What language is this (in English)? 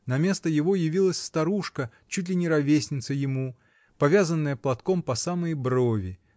Russian